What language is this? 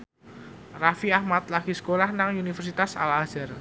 Javanese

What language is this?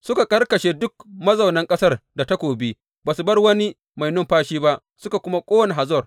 Hausa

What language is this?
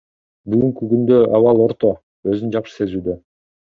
Kyrgyz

